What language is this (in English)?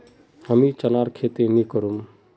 Magahi